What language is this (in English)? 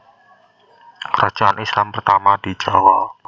Javanese